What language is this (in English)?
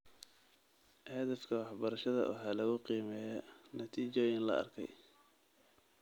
Somali